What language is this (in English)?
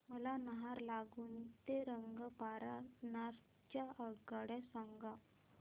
Marathi